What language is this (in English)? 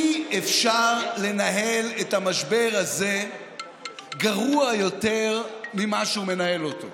Hebrew